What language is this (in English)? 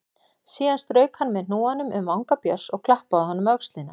Icelandic